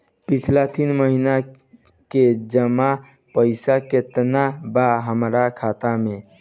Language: Bhojpuri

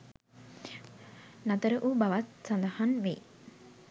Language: Sinhala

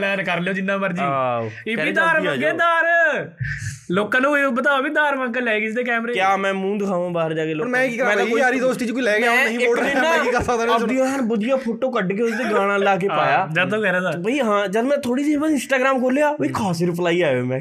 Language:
Punjabi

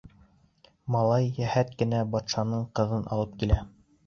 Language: Bashkir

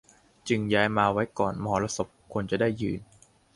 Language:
Thai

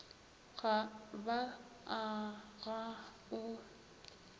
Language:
Northern Sotho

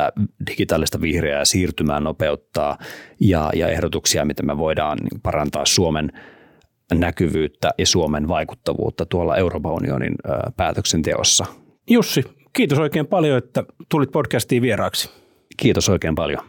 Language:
Finnish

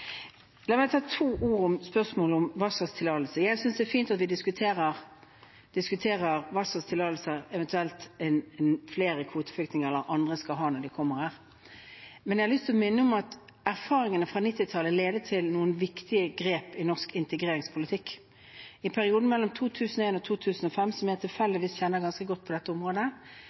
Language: Norwegian Bokmål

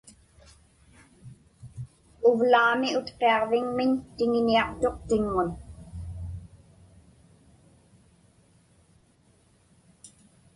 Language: Inupiaq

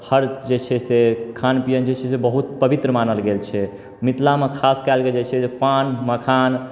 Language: Maithili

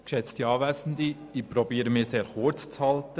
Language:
Swiss German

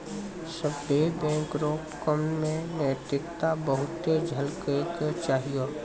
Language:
Maithili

